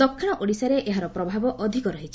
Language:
Odia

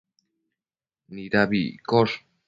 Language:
Matsés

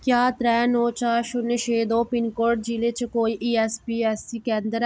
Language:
Dogri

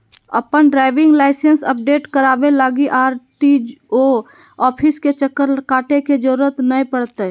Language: Magahi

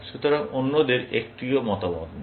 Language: Bangla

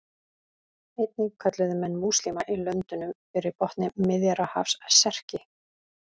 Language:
Icelandic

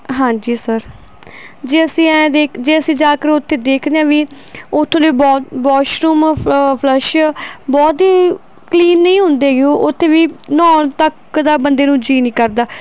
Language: Punjabi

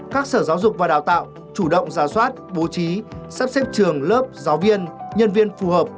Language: Vietnamese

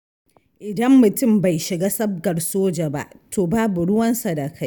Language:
Hausa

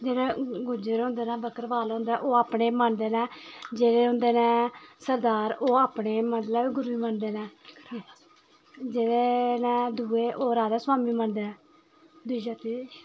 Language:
Dogri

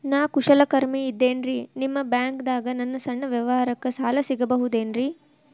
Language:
Kannada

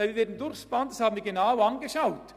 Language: Swiss German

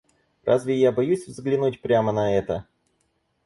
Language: Russian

